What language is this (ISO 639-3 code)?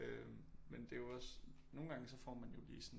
dan